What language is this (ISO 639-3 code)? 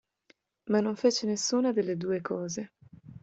ita